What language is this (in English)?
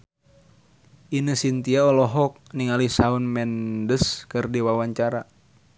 Sundanese